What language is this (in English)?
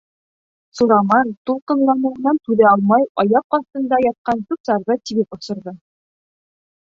Bashkir